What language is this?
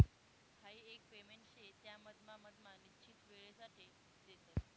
Marathi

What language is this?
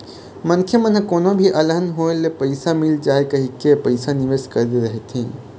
Chhattisgarhi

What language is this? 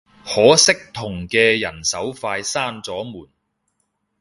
Cantonese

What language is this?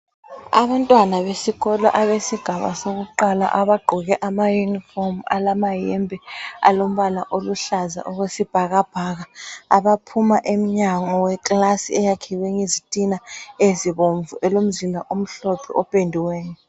North Ndebele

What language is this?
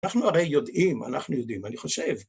Hebrew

